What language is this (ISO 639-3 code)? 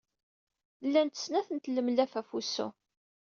kab